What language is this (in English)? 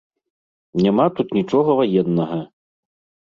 Belarusian